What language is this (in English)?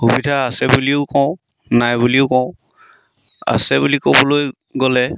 Assamese